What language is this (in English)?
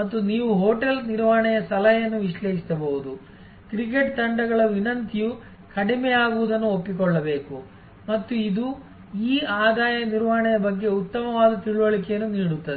Kannada